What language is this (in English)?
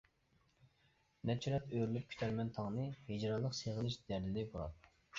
Uyghur